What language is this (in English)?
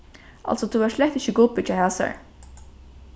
Faroese